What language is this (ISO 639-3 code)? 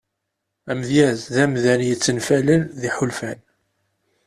kab